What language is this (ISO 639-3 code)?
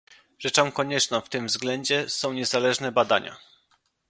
pol